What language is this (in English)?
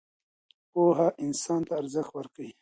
Pashto